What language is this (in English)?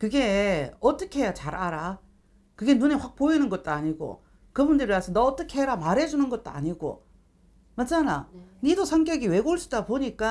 Korean